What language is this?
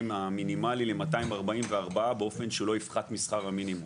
Hebrew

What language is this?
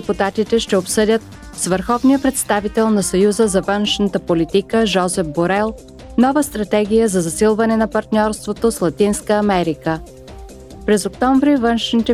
Bulgarian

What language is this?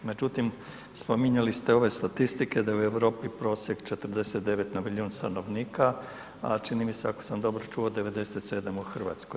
Croatian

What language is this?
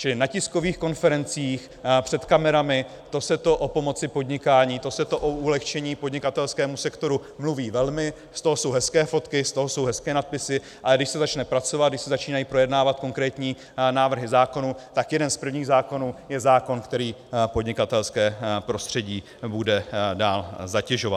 Czech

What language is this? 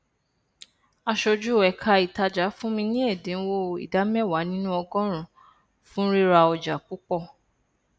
Yoruba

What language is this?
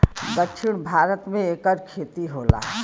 Bhojpuri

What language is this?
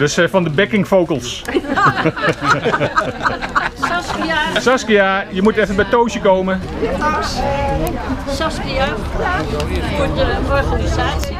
Dutch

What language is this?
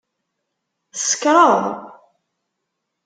Kabyle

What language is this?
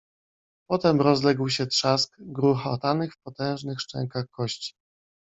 Polish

